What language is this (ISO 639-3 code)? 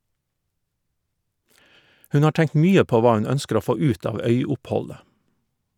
nor